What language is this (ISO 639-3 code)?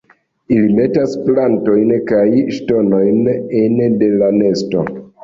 epo